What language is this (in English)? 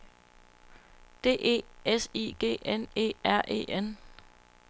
Danish